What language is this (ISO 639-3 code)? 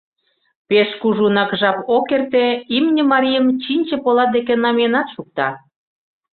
chm